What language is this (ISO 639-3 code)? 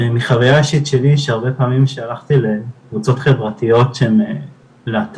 heb